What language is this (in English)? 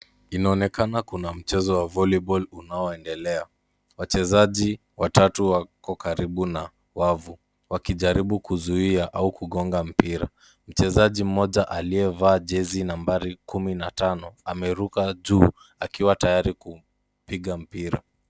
Swahili